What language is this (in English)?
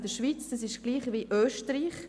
Swiss German